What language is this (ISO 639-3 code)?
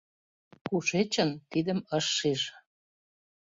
chm